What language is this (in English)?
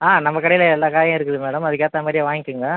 Tamil